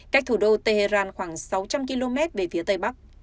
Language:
Vietnamese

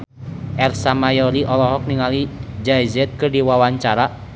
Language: Sundanese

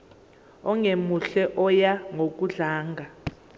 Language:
Zulu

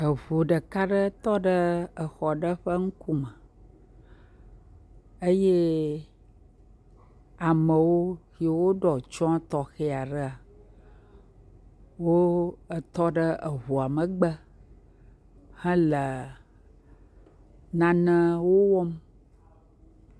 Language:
Ewe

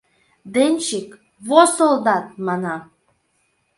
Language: Mari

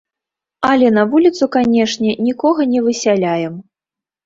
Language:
Belarusian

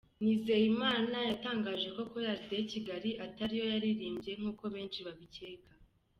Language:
Kinyarwanda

